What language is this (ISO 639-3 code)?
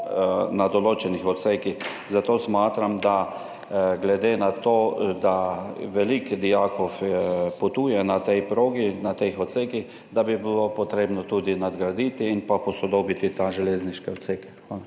slv